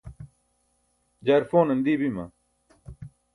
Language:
Burushaski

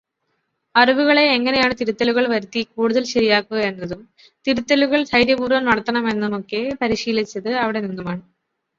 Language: Malayalam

